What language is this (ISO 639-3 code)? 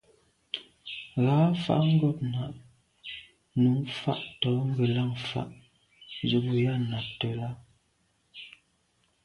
byv